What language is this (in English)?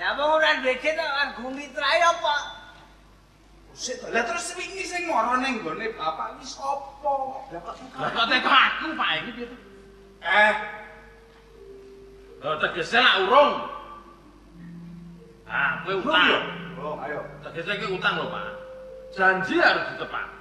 Indonesian